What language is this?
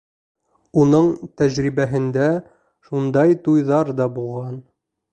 Bashkir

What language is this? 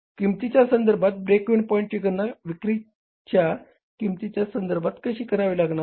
Marathi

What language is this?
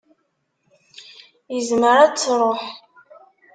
Kabyle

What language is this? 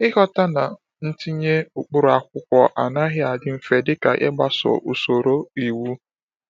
Igbo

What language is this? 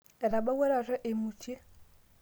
Masai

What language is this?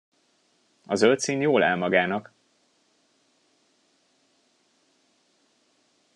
Hungarian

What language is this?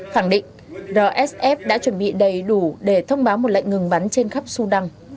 Vietnamese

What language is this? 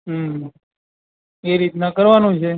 Gujarati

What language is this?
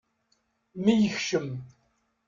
Kabyle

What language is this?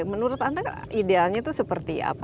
Indonesian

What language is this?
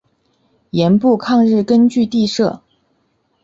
Chinese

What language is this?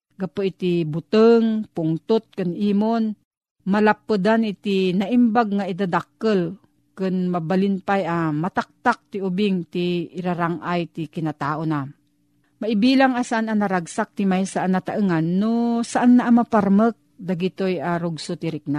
Filipino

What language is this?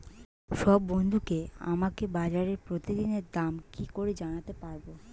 Bangla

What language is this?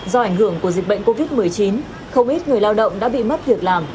Vietnamese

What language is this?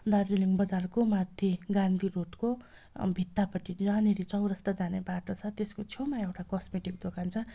Nepali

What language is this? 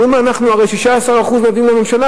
Hebrew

